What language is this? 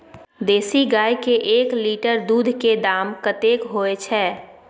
Maithili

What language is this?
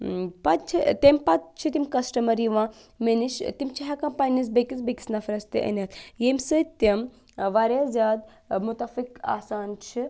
Kashmiri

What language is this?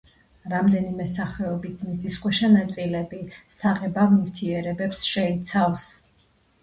Georgian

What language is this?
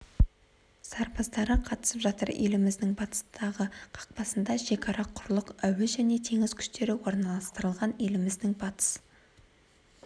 Kazakh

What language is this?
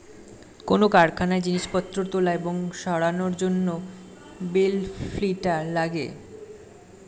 Bangla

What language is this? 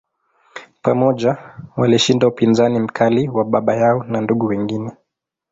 Swahili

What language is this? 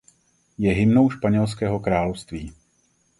Czech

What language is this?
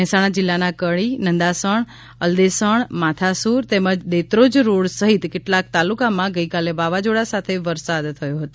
Gujarati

